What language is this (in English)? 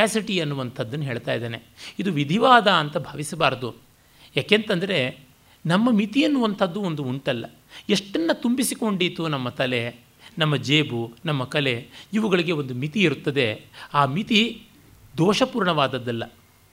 Kannada